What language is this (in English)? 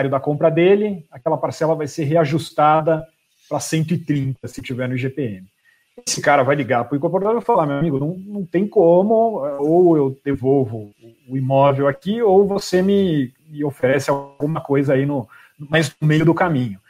Portuguese